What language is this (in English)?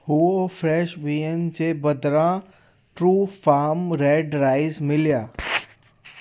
Sindhi